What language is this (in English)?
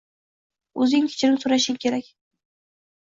Uzbek